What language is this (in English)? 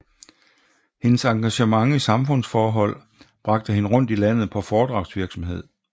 Danish